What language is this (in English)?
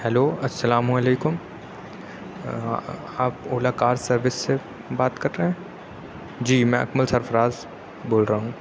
Urdu